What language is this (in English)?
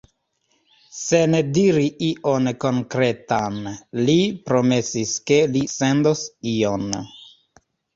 Esperanto